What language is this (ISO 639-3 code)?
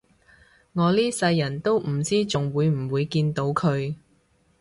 yue